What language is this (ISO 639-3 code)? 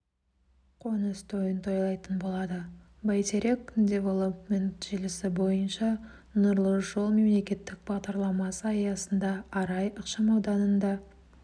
kaz